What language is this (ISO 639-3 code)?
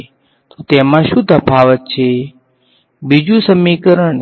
guj